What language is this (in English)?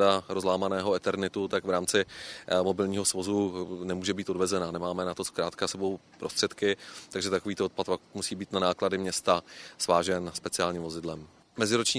Czech